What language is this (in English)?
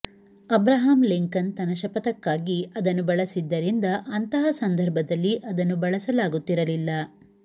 Kannada